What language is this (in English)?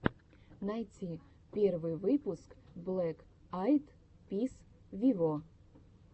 Russian